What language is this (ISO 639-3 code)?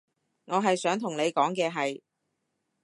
yue